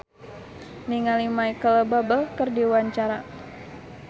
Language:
Sundanese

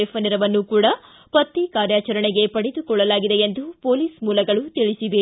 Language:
Kannada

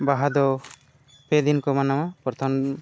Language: Santali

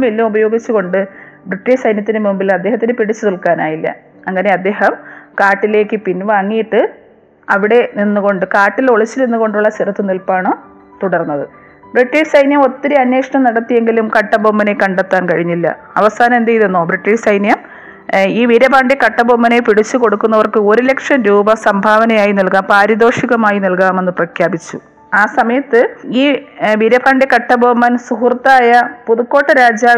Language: Malayalam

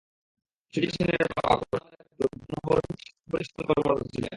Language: Bangla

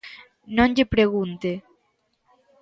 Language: Galician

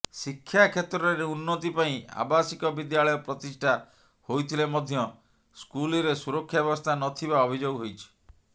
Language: Odia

